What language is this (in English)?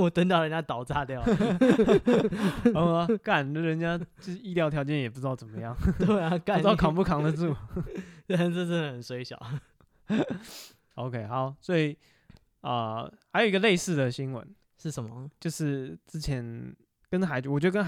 Chinese